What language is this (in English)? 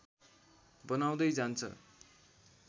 Nepali